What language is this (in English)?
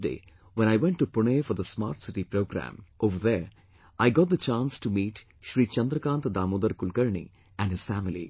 English